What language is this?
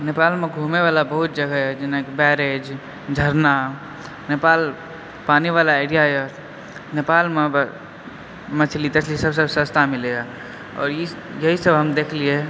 Maithili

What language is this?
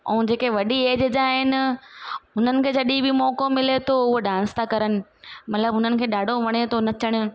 Sindhi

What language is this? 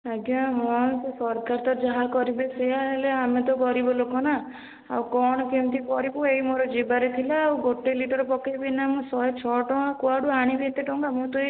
Odia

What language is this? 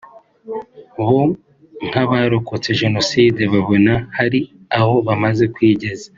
Kinyarwanda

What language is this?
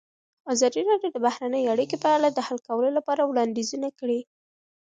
Pashto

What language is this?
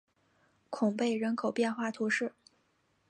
Chinese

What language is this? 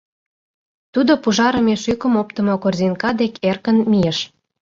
Mari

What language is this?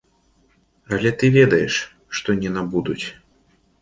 Belarusian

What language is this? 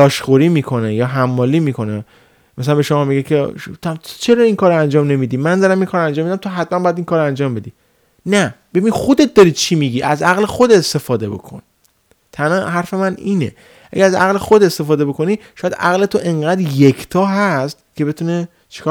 Persian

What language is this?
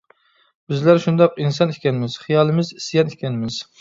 Uyghur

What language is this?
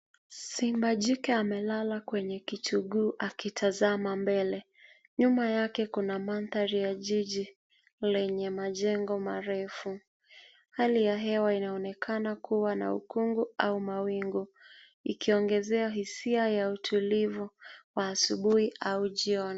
Swahili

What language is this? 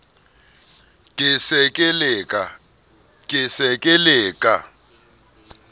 Southern Sotho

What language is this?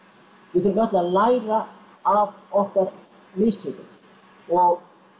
Icelandic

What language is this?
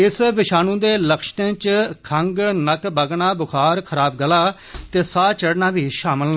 Dogri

